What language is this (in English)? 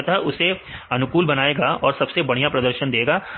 Hindi